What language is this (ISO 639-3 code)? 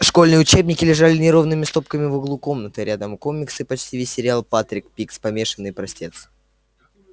rus